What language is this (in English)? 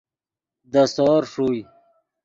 Yidgha